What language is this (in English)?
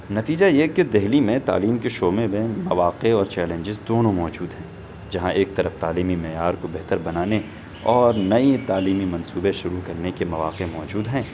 Urdu